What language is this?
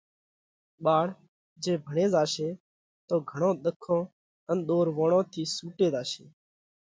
Parkari Koli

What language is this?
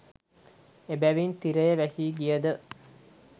Sinhala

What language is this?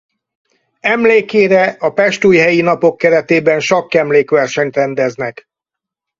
Hungarian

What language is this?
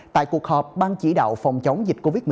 Vietnamese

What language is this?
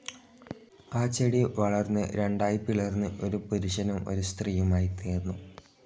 Malayalam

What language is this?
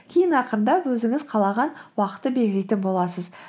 Kazakh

